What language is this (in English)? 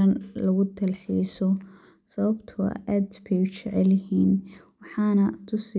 Somali